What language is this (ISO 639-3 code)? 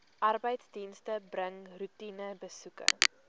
afr